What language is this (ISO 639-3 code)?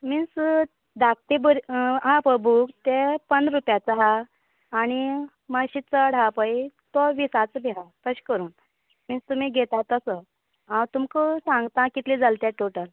kok